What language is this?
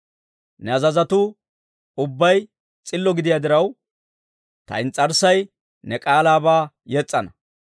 Dawro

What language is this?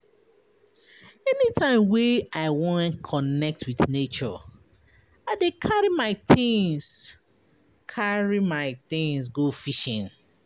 Nigerian Pidgin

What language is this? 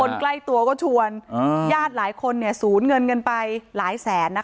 Thai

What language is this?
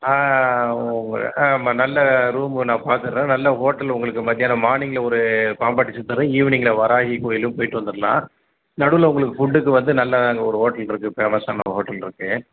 Tamil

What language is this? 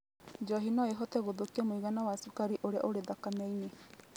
Kikuyu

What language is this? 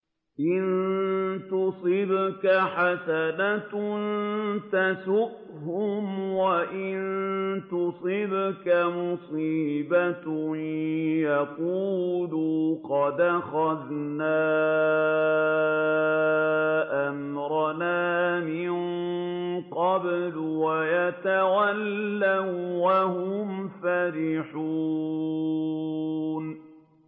Arabic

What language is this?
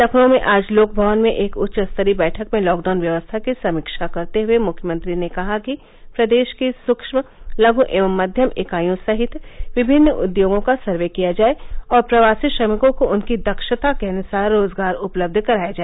Hindi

